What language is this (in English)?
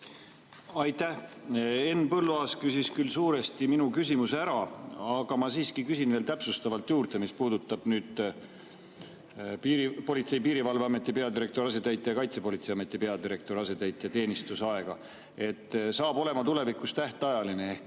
Estonian